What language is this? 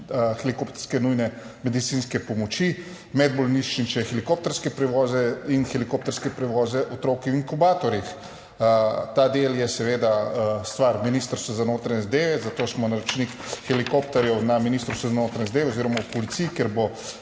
Slovenian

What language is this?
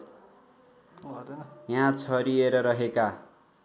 Nepali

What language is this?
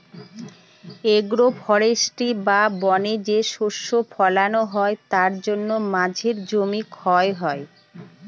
Bangla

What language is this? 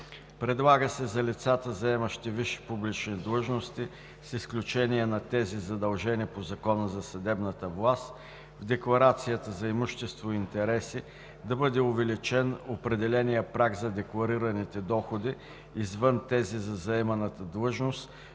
Bulgarian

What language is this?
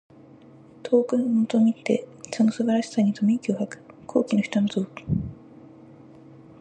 Japanese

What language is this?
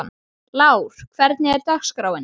Icelandic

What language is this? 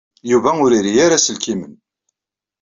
Kabyle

